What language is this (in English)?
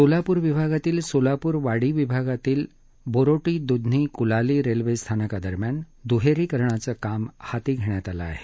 Marathi